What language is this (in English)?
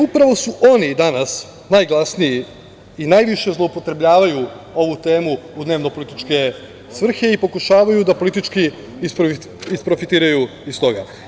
Serbian